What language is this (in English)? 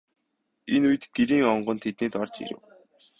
Mongolian